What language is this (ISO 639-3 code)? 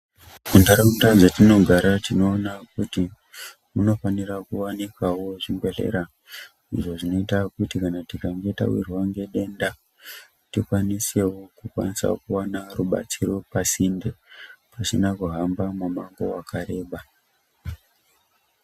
ndc